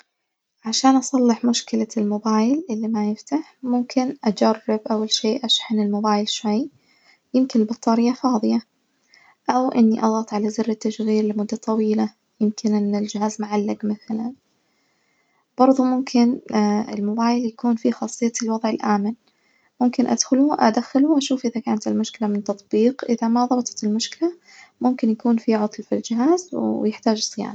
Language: Najdi Arabic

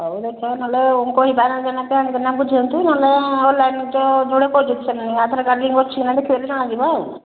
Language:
Odia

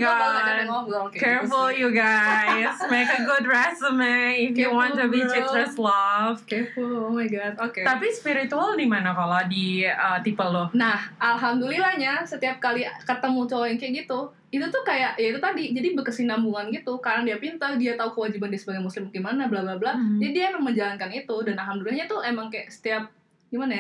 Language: Indonesian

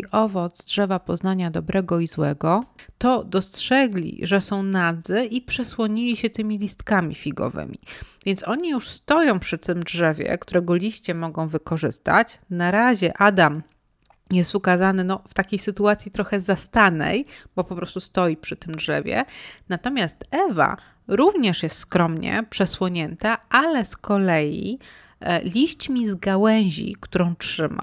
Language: Polish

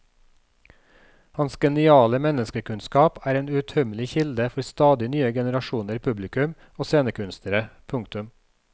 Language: Norwegian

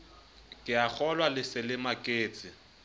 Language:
Southern Sotho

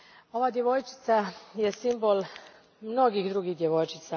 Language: Croatian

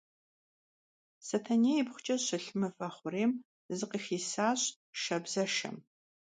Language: Kabardian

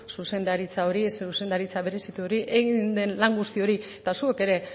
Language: Basque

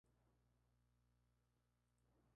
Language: Spanish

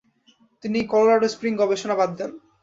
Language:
Bangla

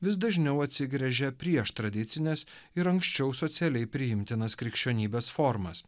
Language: Lithuanian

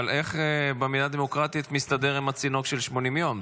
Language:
Hebrew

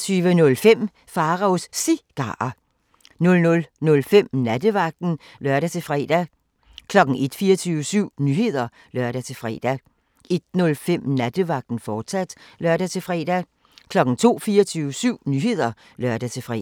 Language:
Danish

